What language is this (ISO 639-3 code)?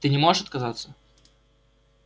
rus